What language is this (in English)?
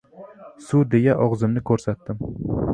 Uzbek